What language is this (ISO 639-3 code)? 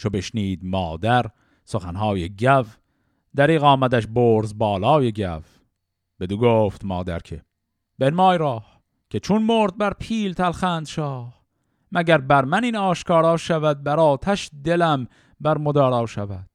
fas